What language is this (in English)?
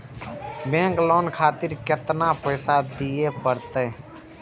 Maithili